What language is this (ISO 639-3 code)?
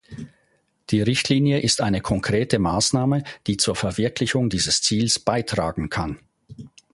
deu